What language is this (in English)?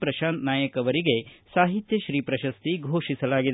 Kannada